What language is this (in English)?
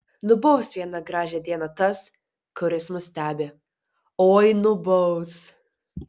Lithuanian